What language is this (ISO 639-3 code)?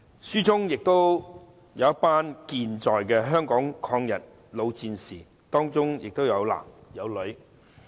yue